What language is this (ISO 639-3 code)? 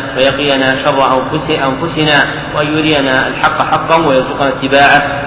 ara